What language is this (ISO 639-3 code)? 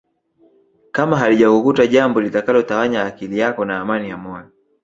swa